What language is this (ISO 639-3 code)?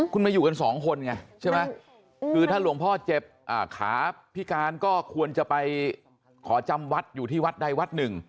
tha